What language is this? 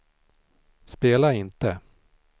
Swedish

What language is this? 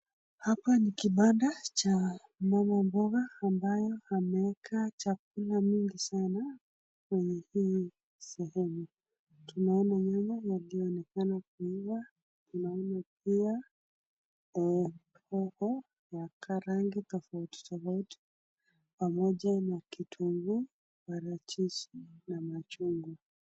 Swahili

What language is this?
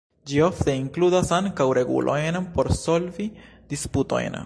Esperanto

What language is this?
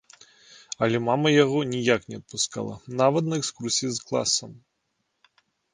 Belarusian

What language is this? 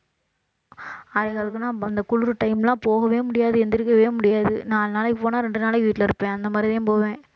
Tamil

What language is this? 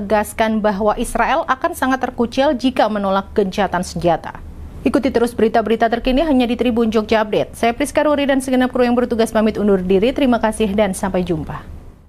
Indonesian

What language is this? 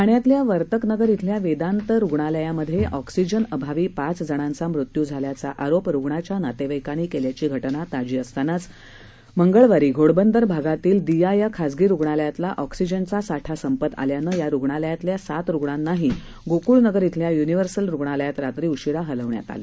Marathi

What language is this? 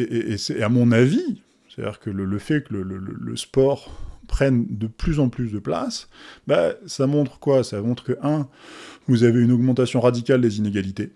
French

